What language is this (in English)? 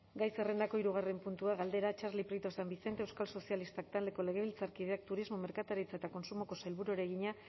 Basque